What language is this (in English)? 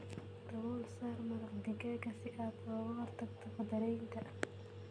Somali